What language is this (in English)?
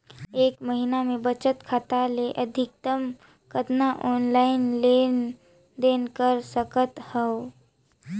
Chhattisgarhi